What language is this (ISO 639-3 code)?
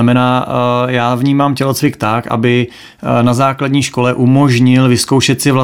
ces